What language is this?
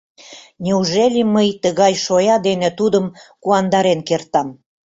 Mari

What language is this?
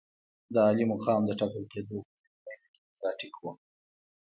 Pashto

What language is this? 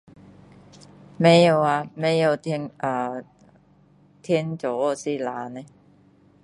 Min Dong Chinese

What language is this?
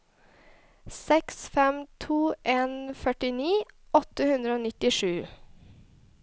Norwegian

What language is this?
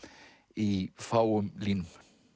Icelandic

